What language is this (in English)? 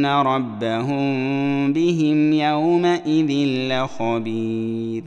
Arabic